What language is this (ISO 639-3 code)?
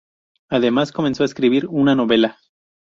spa